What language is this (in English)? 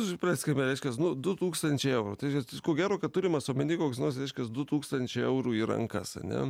Lithuanian